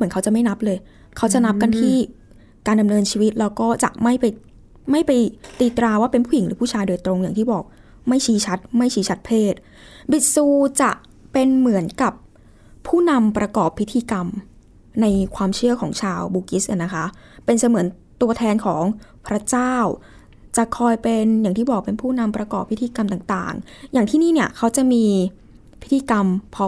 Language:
Thai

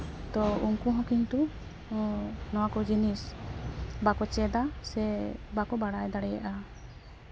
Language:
Santali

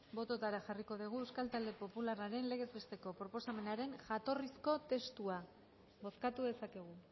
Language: Basque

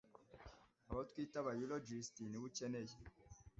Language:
Kinyarwanda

